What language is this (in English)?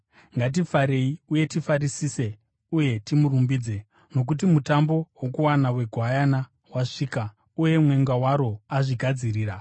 Shona